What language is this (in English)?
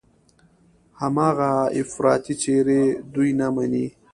Pashto